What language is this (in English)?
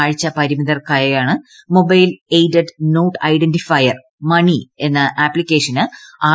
Malayalam